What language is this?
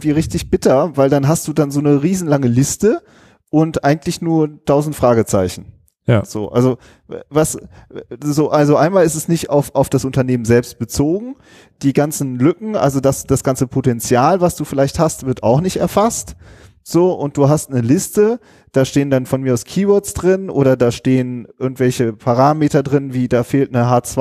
German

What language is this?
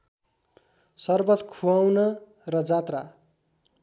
Nepali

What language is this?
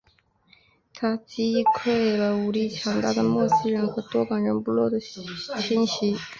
Chinese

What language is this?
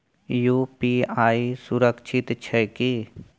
Maithili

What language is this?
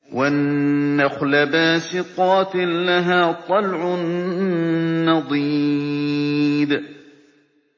Arabic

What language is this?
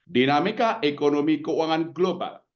Indonesian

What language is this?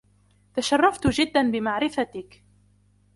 Arabic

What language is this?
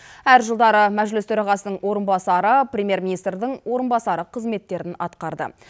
Kazakh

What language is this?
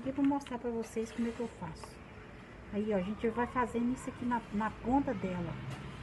Portuguese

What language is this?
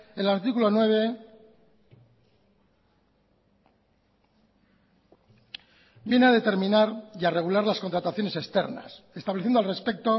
Spanish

